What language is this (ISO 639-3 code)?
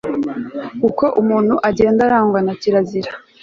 kin